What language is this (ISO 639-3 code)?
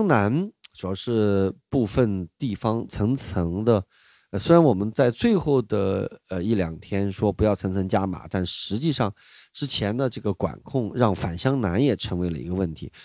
zho